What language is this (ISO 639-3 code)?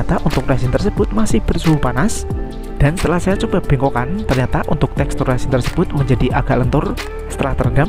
ind